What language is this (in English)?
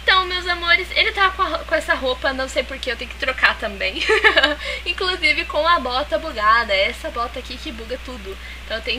Portuguese